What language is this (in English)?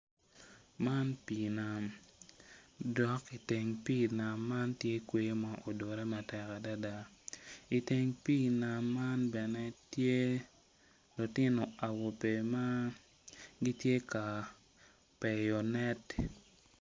Acoli